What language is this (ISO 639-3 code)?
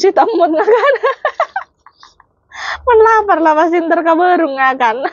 ind